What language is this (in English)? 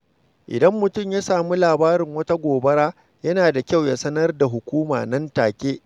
Hausa